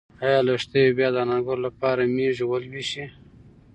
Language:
Pashto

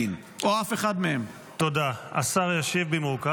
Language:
Hebrew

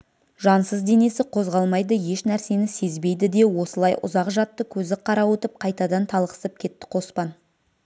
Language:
Kazakh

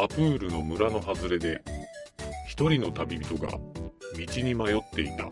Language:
Japanese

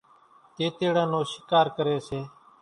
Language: Kachi Koli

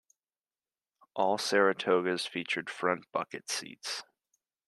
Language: English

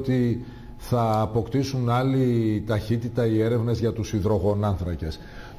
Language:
Greek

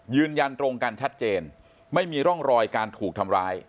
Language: Thai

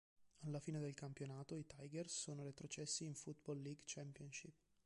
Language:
Italian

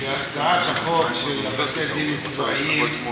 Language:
Hebrew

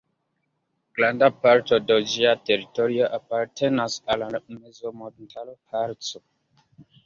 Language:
Esperanto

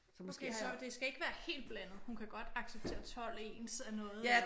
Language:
Danish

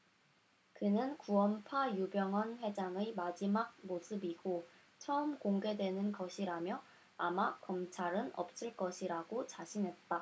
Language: Korean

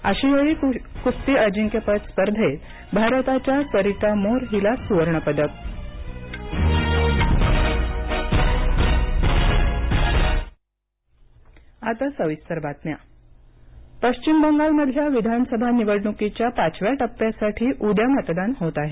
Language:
Marathi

